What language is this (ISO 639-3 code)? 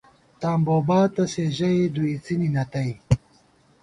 gwt